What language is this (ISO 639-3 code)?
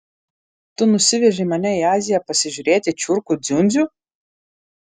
lit